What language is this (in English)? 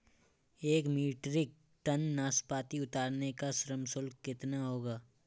Hindi